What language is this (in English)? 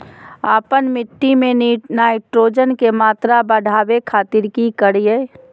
Magahi